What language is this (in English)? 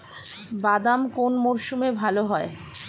Bangla